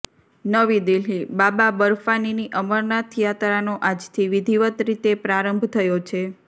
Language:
Gujarati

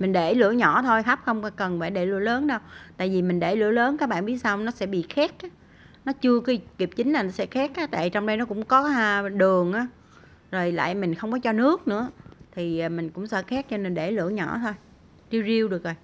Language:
Vietnamese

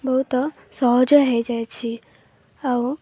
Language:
Odia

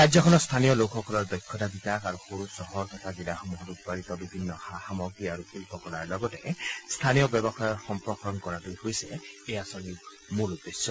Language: Assamese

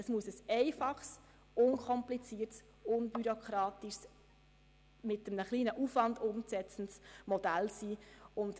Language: Swiss German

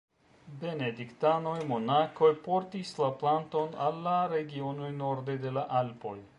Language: Esperanto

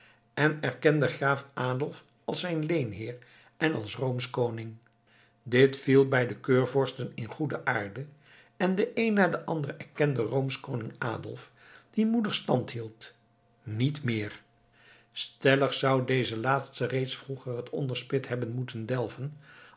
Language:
Dutch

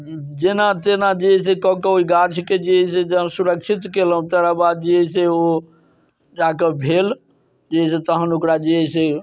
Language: Maithili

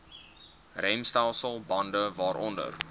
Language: Afrikaans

